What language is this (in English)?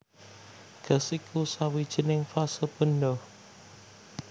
Javanese